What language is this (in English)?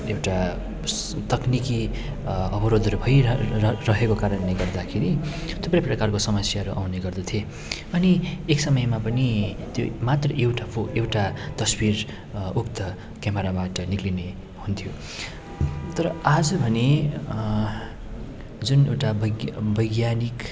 Nepali